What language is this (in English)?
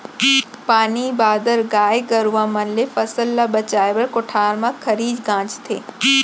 Chhattisgarhi